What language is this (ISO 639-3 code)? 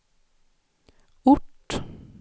swe